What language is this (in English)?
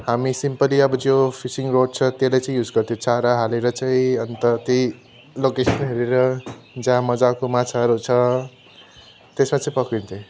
Nepali